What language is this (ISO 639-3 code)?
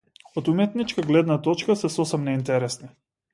mkd